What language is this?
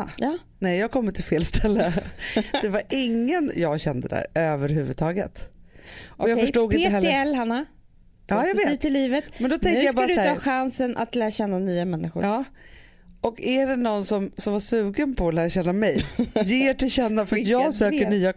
Swedish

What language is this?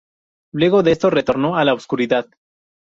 Spanish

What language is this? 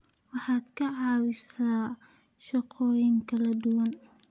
Somali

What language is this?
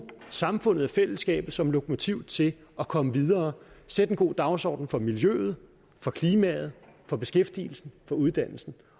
Danish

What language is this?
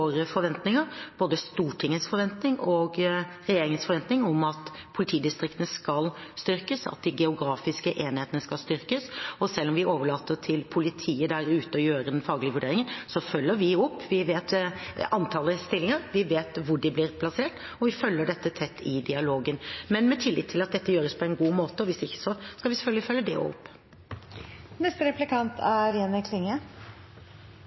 Norwegian Bokmål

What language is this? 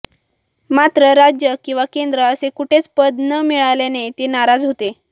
Marathi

